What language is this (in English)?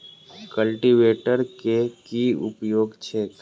Maithili